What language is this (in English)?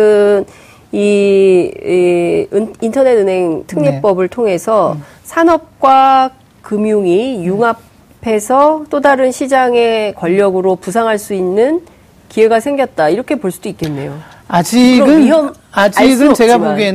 Korean